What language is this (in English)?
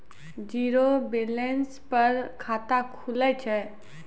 Maithili